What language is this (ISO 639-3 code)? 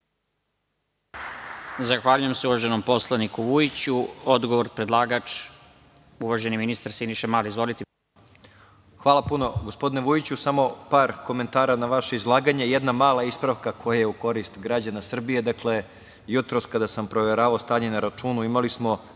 srp